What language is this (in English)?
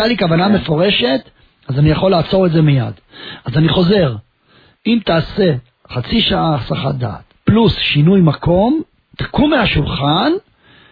Hebrew